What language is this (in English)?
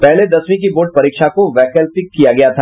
Hindi